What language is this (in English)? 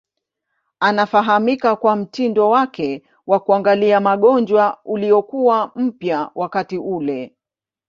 Swahili